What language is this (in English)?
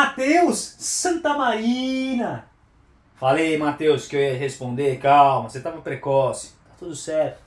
Portuguese